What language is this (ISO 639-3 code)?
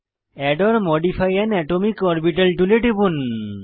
ben